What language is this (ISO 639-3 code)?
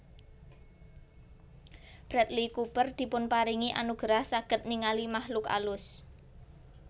jav